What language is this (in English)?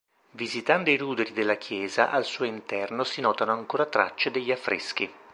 Italian